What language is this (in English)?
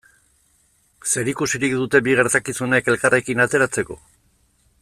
Basque